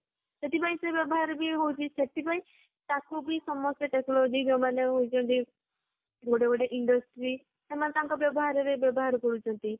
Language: Odia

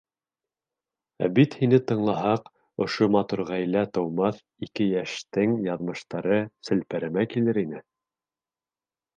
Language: Bashkir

